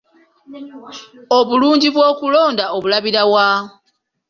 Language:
Ganda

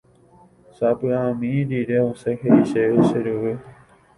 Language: Guarani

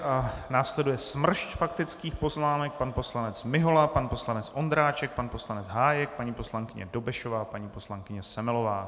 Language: Czech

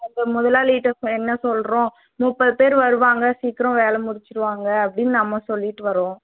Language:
Tamil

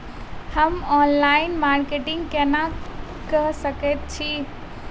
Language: Maithili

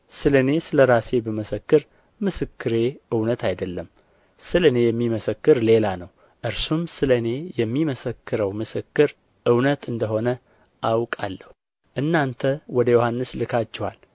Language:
Amharic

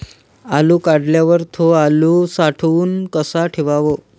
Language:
Marathi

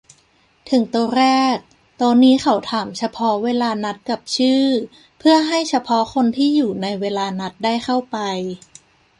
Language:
Thai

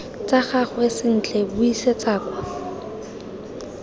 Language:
Tswana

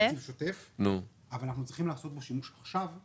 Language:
Hebrew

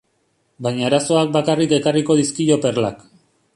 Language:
Basque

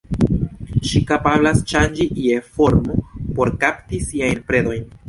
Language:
Esperanto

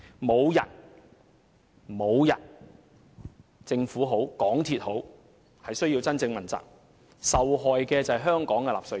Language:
Cantonese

